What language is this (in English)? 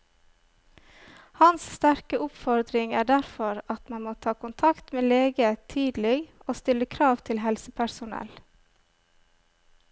Norwegian